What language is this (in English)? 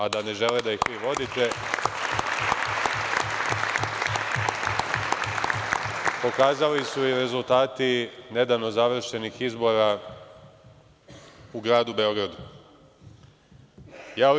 Serbian